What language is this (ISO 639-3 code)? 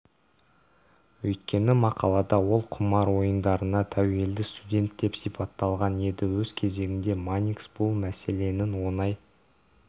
kaz